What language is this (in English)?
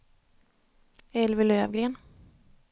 Swedish